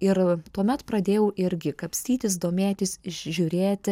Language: Lithuanian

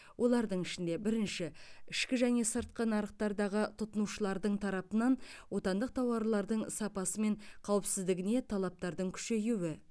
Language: Kazakh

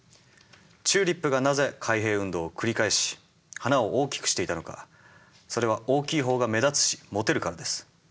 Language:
Japanese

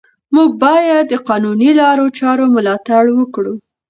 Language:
Pashto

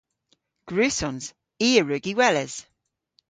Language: Cornish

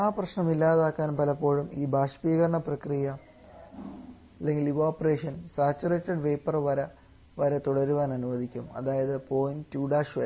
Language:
Malayalam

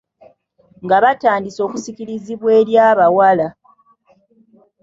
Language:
Ganda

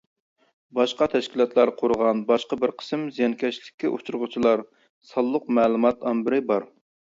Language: Uyghur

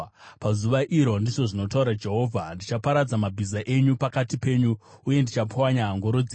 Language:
Shona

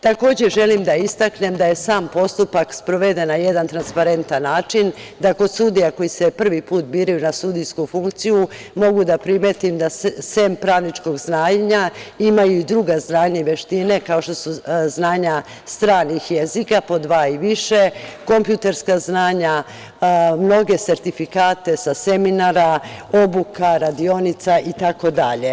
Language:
Serbian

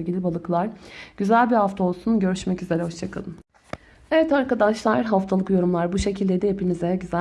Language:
Turkish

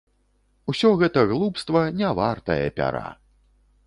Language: Belarusian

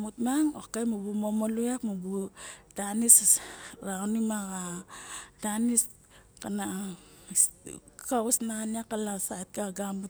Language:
Barok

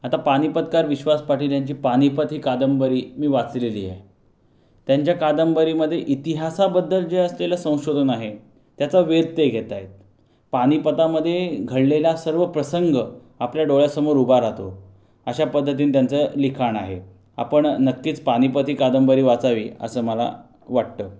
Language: Marathi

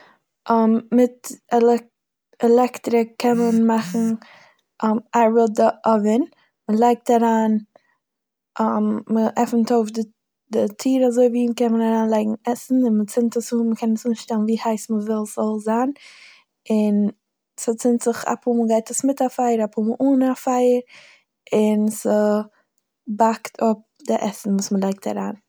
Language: Yiddish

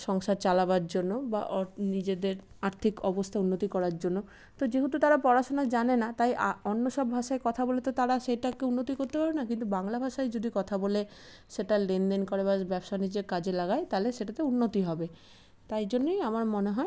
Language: Bangla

